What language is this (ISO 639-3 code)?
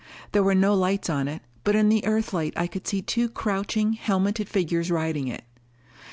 eng